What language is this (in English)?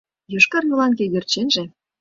Mari